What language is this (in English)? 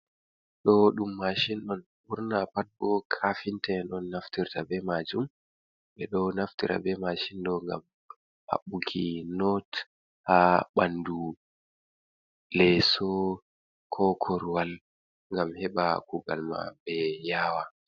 Fula